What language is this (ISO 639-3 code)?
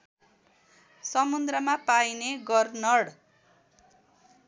nep